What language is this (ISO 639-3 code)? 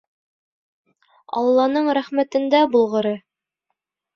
bak